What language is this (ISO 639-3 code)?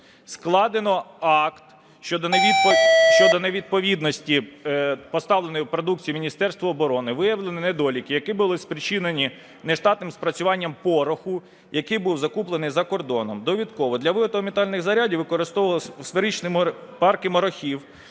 ukr